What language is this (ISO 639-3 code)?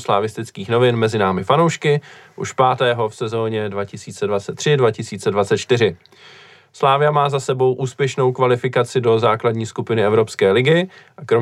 ces